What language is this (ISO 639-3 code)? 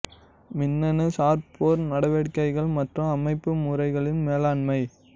tam